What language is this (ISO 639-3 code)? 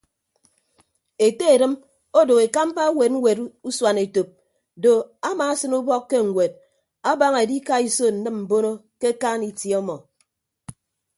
ibb